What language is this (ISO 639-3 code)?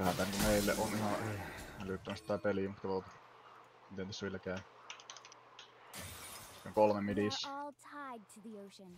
fin